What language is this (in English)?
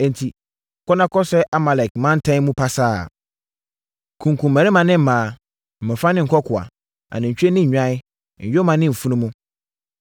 Akan